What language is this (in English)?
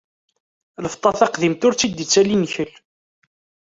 Kabyle